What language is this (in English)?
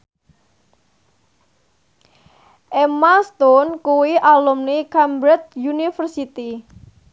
Javanese